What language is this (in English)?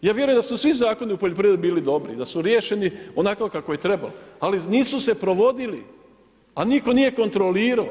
Croatian